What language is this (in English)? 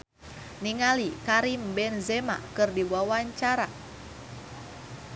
Sundanese